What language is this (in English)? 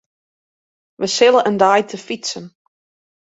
Western Frisian